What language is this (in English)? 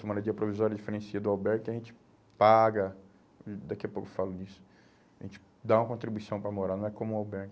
Portuguese